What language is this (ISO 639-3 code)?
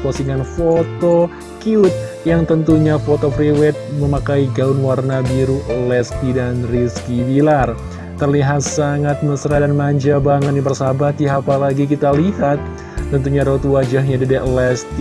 ind